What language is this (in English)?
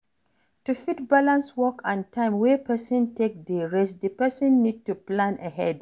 Nigerian Pidgin